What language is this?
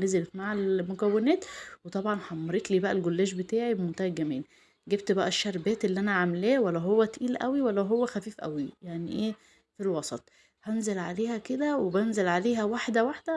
Arabic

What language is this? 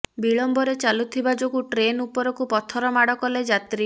Odia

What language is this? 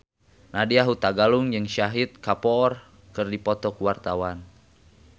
Sundanese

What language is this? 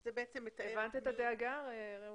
Hebrew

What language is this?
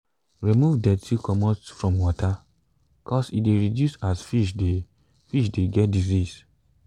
Nigerian Pidgin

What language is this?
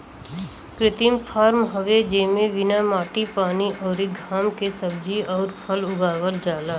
Bhojpuri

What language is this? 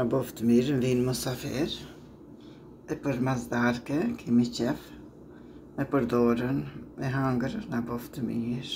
Arabic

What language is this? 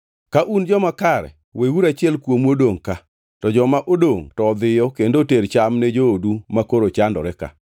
Luo (Kenya and Tanzania)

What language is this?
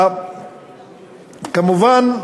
Hebrew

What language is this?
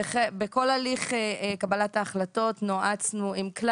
Hebrew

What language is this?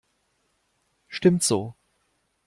German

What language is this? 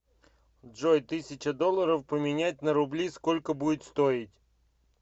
Russian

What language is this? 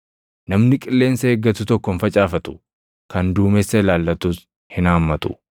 Oromo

